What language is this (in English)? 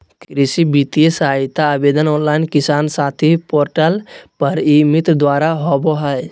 Magahi